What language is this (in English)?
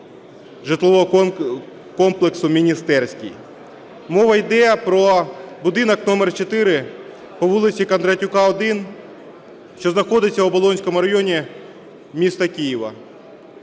Ukrainian